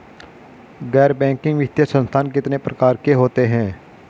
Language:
Hindi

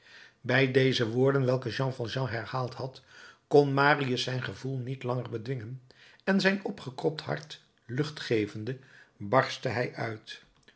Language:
Dutch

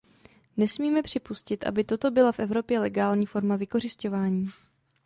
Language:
Czech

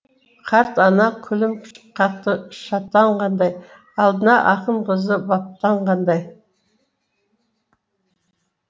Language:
Kazakh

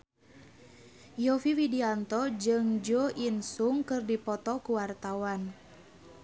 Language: Sundanese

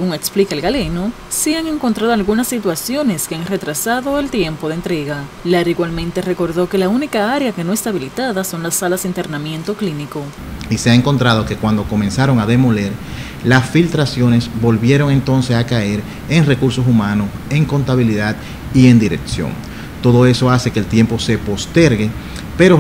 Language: Spanish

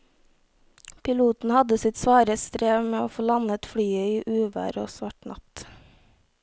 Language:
Norwegian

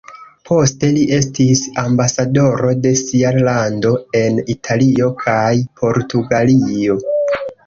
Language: Esperanto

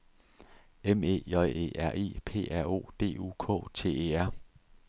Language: Danish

